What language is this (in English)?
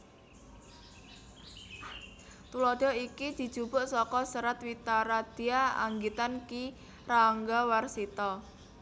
Javanese